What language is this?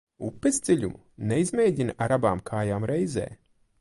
Latvian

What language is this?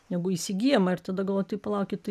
Lithuanian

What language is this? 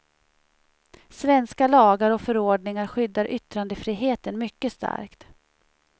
Swedish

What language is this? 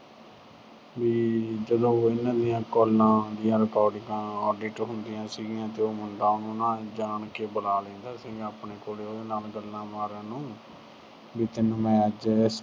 Punjabi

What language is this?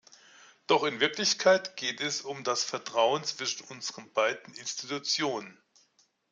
German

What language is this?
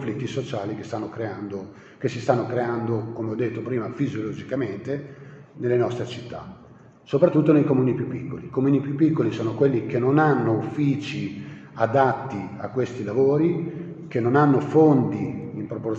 Italian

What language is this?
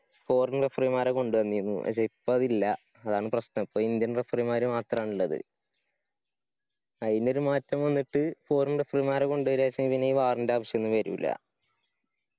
Malayalam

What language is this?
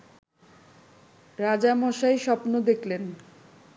Bangla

